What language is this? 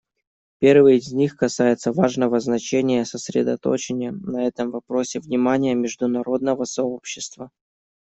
Russian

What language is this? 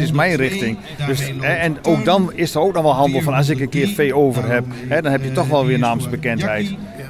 Dutch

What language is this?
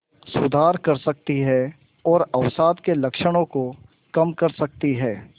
Hindi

